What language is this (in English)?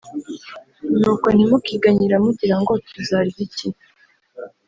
Kinyarwanda